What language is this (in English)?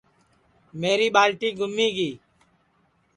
Sansi